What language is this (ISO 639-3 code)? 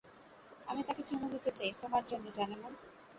ben